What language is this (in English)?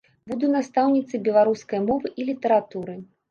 Belarusian